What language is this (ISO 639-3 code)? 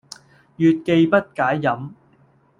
yue